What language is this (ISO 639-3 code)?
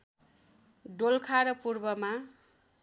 nep